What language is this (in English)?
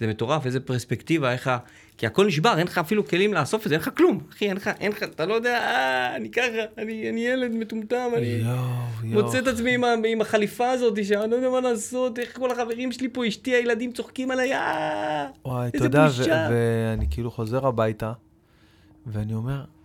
Hebrew